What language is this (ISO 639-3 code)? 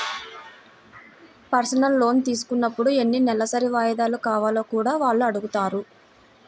tel